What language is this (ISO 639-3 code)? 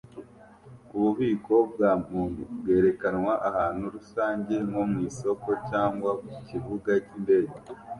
kin